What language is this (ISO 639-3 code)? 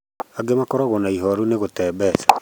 kik